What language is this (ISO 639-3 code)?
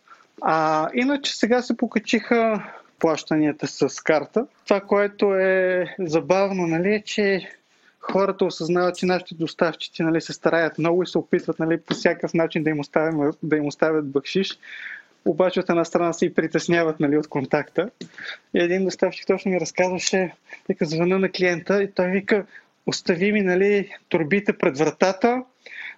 bul